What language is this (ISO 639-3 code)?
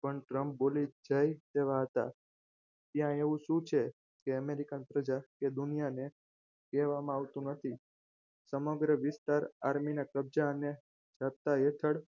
guj